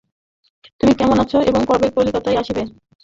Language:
Bangla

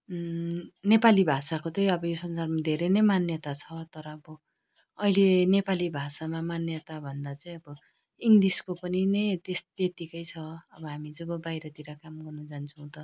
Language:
Nepali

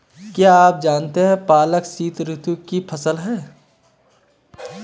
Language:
Hindi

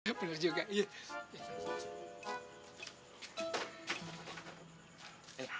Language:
Indonesian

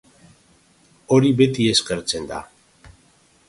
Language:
Basque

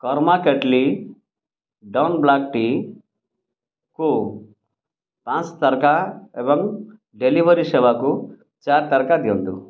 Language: Odia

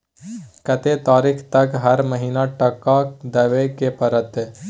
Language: Maithili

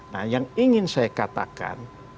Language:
Indonesian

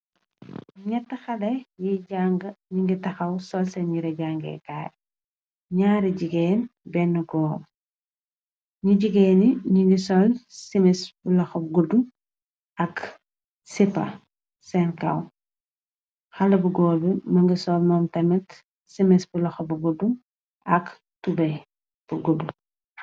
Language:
Wolof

